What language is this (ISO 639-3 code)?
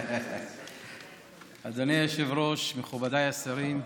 heb